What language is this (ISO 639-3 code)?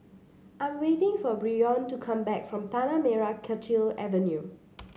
eng